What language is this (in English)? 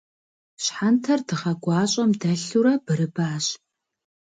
Kabardian